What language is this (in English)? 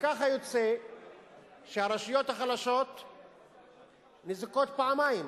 Hebrew